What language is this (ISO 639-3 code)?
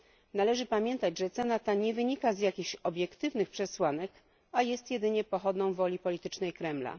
pol